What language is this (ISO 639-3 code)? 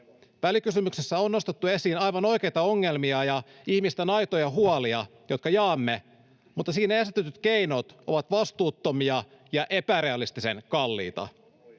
fin